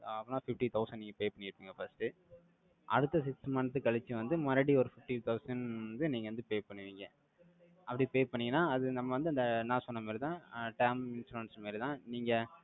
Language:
Tamil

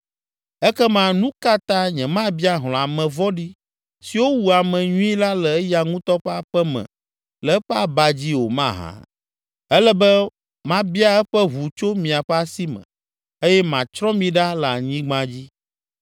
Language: Ewe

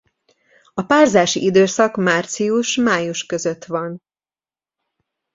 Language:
Hungarian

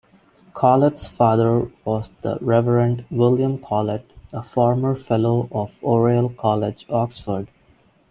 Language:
English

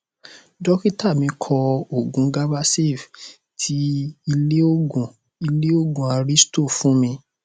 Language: Yoruba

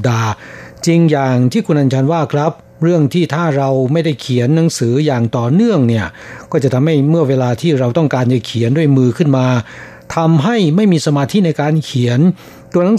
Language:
Thai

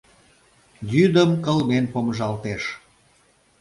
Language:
Mari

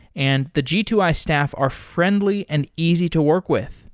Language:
English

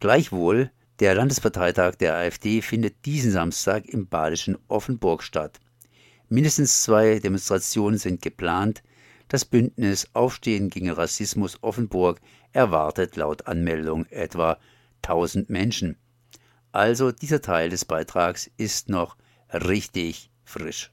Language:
German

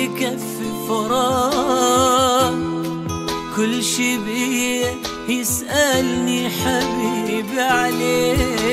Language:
Arabic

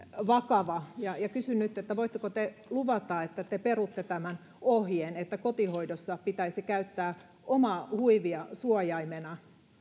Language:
Finnish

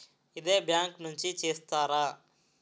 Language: Telugu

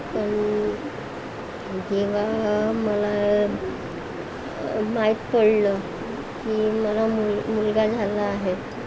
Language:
Marathi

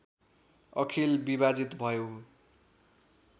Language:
Nepali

